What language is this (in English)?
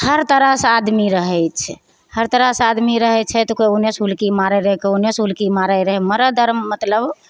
Maithili